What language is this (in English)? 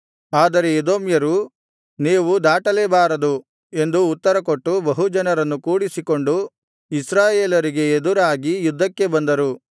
Kannada